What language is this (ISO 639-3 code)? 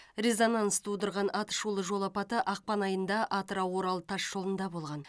kaz